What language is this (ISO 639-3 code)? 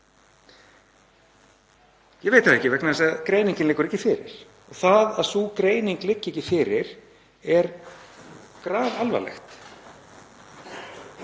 isl